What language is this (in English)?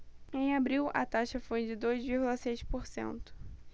Portuguese